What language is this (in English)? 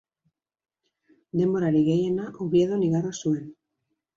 Basque